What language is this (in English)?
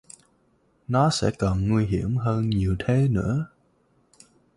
Vietnamese